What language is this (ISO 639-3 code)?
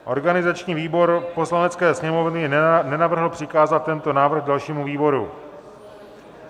ces